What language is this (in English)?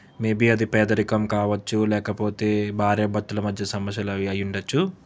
Telugu